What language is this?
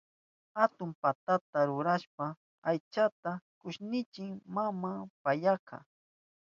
Southern Pastaza Quechua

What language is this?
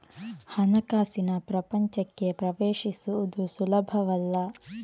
Kannada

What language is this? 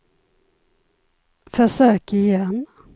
Swedish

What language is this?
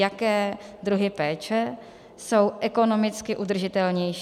Czech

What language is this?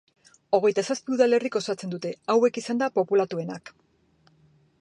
Basque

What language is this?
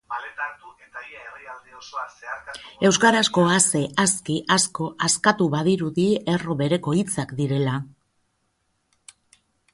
Basque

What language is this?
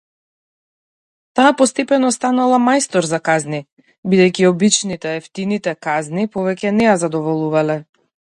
Macedonian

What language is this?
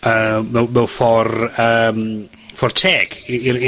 Welsh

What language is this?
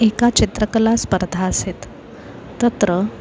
Sanskrit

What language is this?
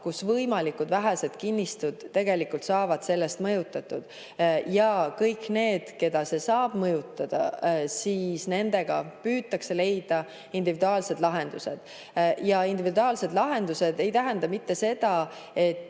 Estonian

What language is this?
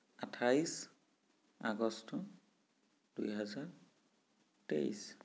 Assamese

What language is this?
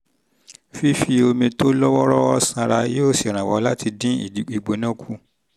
Yoruba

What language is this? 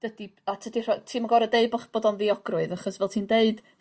Welsh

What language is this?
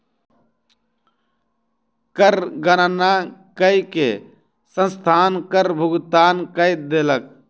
Maithili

